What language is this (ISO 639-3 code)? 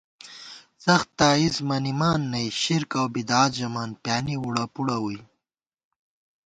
gwt